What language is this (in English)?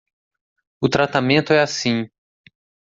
Portuguese